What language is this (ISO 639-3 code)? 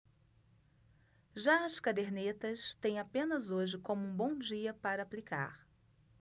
por